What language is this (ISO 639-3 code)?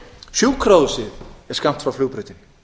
isl